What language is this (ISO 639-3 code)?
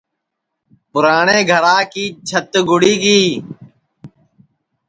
ssi